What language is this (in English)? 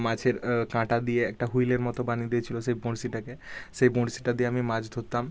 Bangla